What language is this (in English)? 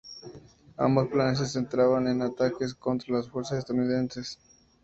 Spanish